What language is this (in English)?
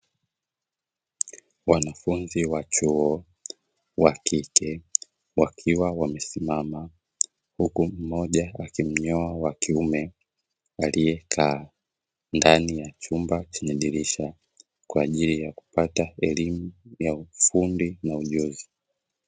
Swahili